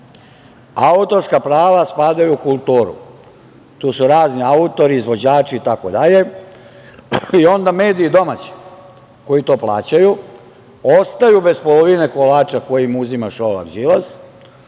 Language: Serbian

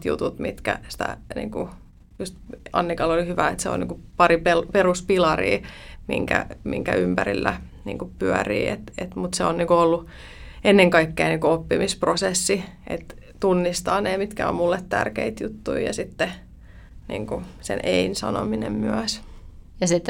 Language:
Finnish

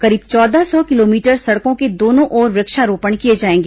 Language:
Hindi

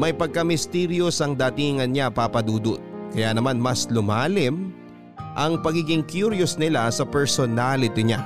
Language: Filipino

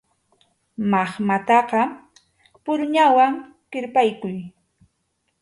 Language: Arequipa-La Unión Quechua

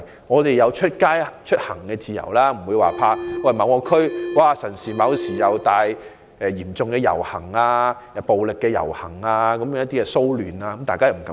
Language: Cantonese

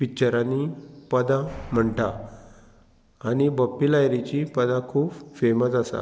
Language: Konkani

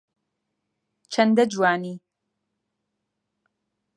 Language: Central Kurdish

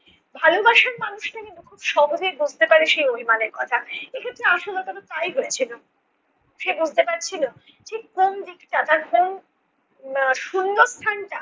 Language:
Bangla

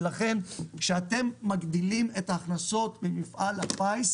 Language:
Hebrew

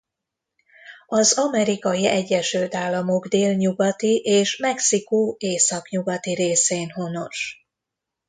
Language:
Hungarian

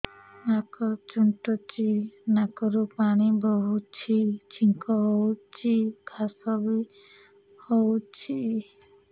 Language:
Odia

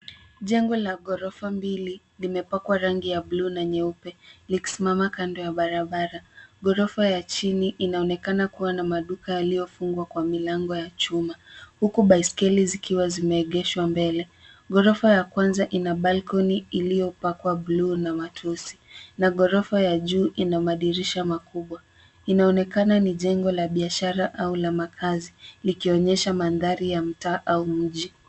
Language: Swahili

